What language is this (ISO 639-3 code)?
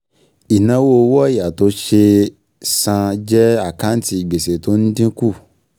yor